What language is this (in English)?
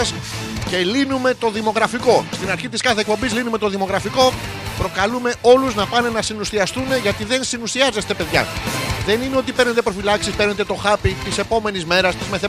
Greek